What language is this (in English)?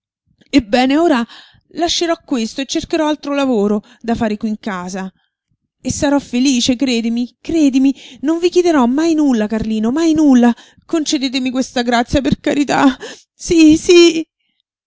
Italian